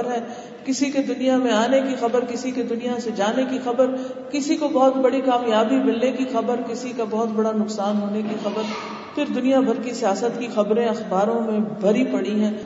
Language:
Urdu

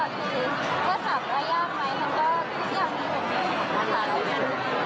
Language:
Thai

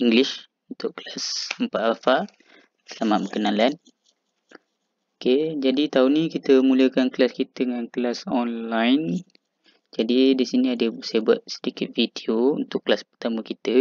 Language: Malay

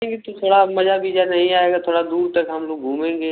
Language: Hindi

